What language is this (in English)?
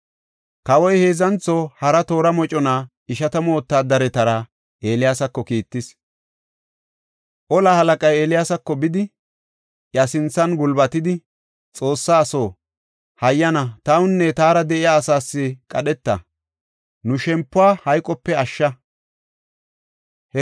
Gofa